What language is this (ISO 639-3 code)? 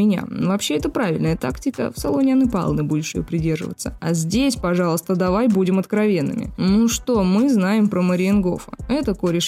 rus